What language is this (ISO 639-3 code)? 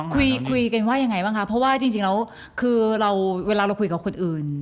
tha